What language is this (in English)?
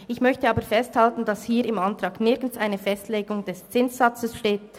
Swiss German